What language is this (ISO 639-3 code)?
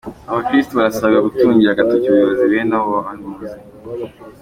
kin